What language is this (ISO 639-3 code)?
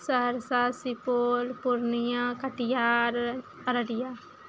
mai